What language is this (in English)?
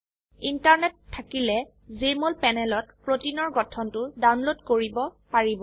Assamese